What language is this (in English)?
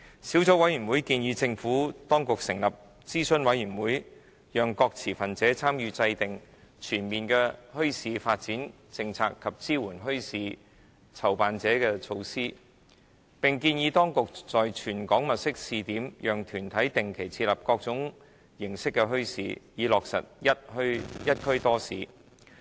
Cantonese